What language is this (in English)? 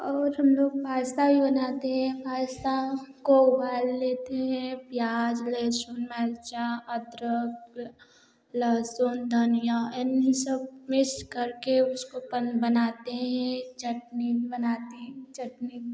Hindi